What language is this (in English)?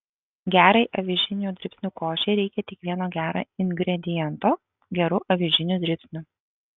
Lithuanian